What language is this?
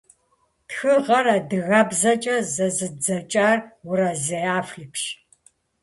Kabardian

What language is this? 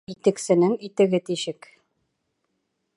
Bashkir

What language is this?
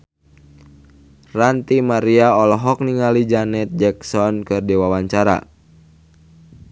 Sundanese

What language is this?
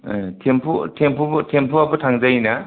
Bodo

